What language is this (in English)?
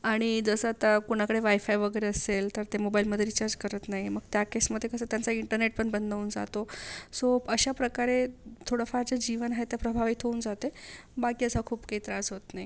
Marathi